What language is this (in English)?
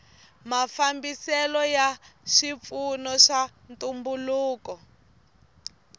Tsonga